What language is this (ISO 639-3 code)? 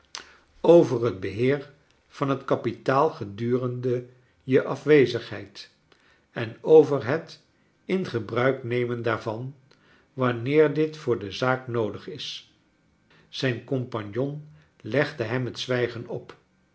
nld